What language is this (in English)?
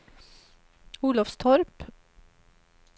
Swedish